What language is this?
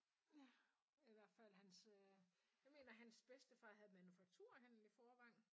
Danish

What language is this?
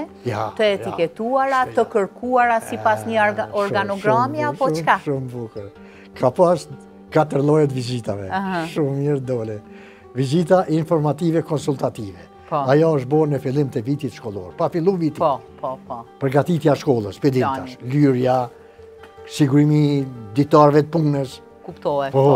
Romanian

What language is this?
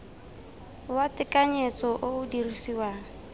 Tswana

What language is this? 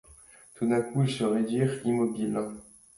French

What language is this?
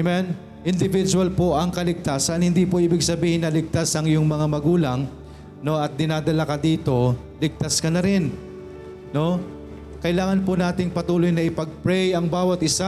Filipino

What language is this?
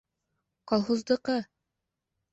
Bashkir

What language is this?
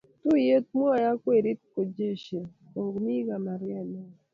Kalenjin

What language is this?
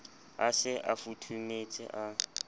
Southern Sotho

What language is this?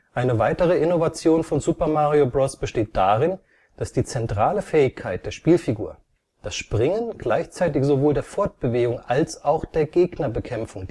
German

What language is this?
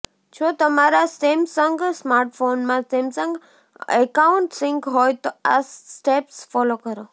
Gujarati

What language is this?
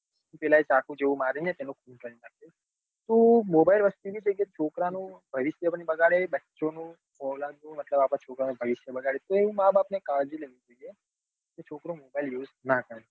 Gujarati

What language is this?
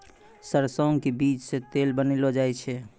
Maithili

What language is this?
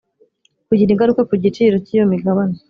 Kinyarwanda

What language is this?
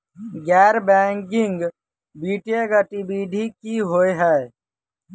Maithili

